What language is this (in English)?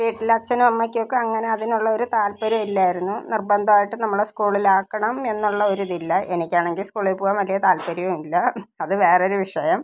Malayalam